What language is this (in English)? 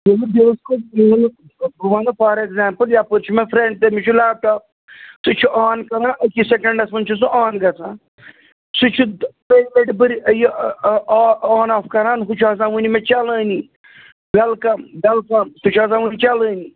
Kashmiri